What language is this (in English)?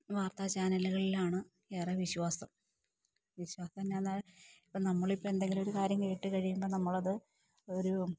Malayalam